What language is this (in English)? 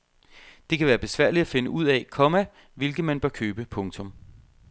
Danish